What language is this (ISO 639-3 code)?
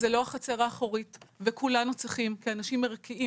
heb